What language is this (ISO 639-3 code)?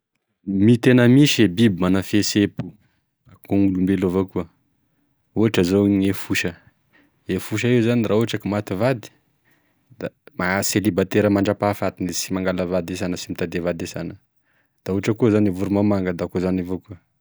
tkg